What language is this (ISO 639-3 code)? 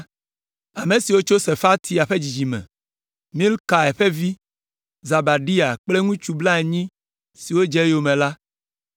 ewe